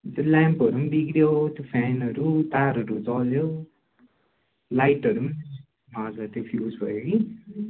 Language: Nepali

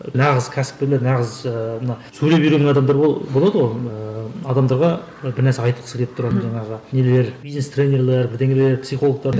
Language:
Kazakh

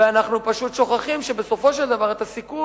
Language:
Hebrew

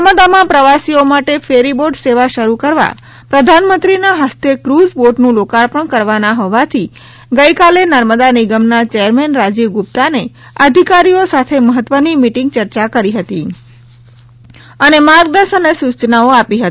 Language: Gujarati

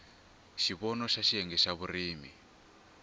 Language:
Tsonga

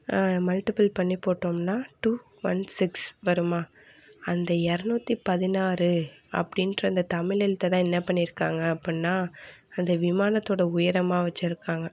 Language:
Tamil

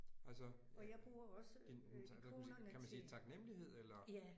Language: Danish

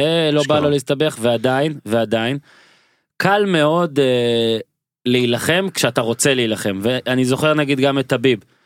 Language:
Hebrew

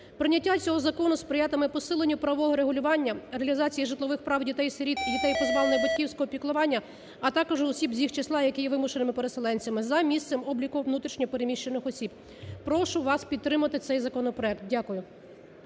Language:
Ukrainian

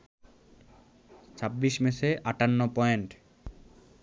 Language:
Bangla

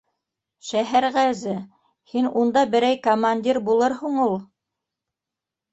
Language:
Bashkir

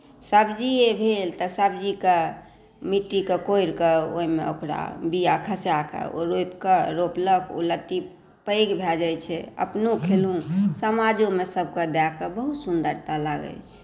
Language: Maithili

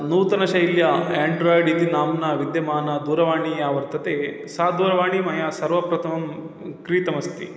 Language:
Sanskrit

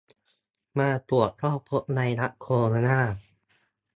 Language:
Thai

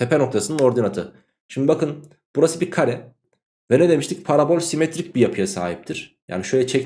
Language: Turkish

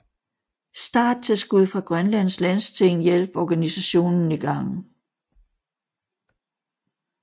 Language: Danish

